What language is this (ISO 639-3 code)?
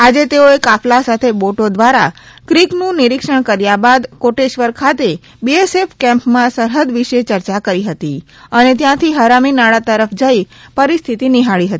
guj